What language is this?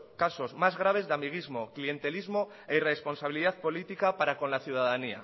Spanish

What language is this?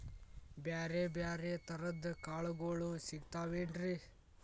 Kannada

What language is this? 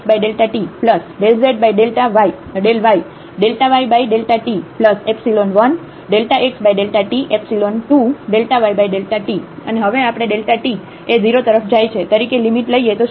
Gujarati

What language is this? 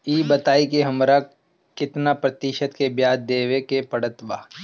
Bhojpuri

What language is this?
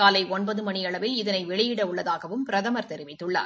Tamil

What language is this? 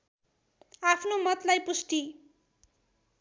Nepali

